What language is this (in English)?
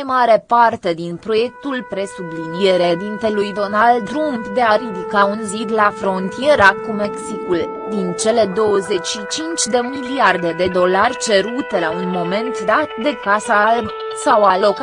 Romanian